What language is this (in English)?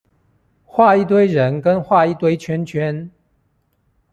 Chinese